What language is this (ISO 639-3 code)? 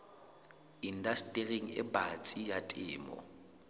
sot